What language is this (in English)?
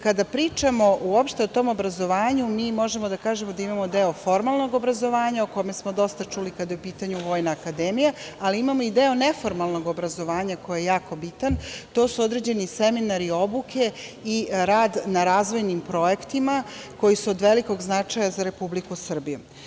Serbian